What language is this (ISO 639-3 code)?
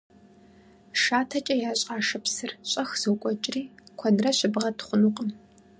kbd